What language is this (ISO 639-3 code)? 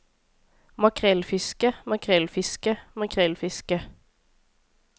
nor